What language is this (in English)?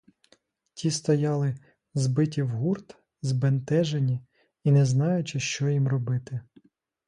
Ukrainian